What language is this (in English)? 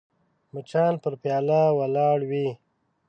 Pashto